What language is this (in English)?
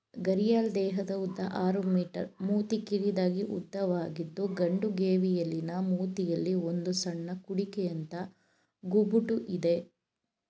Kannada